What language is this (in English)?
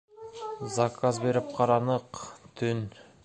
Bashkir